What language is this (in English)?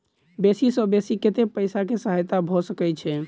Maithili